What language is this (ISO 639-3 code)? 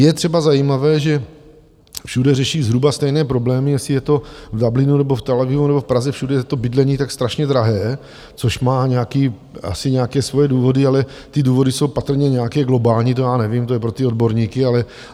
ces